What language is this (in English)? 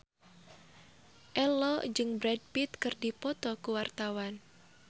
Sundanese